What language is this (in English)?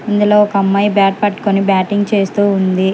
Telugu